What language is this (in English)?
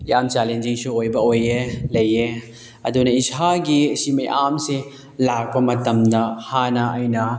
Manipuri